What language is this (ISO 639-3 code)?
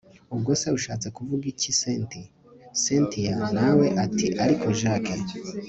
kin